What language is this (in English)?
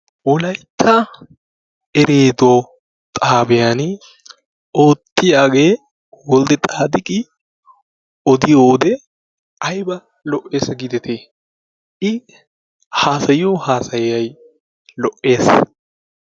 Wolaytta